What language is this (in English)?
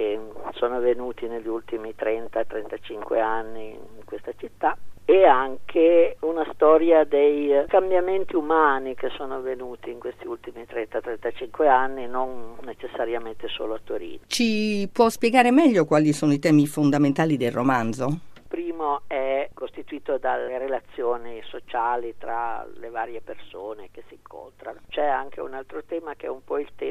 Italian